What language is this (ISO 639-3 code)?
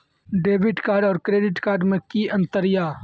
mai